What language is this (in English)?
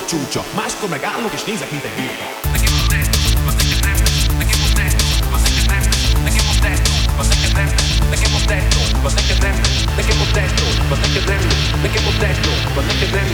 Hungarian